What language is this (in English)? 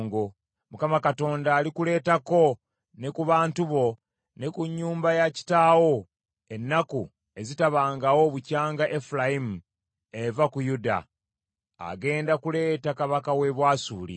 Ganda